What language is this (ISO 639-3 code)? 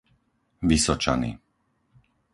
slk